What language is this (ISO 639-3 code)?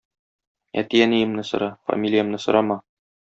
tat